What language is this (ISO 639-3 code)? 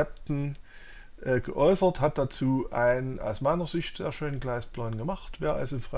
deu